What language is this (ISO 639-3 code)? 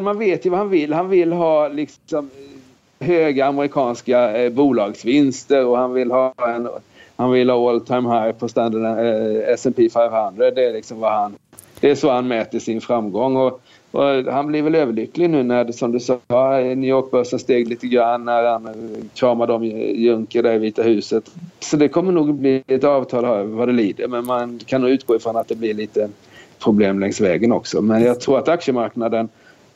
swe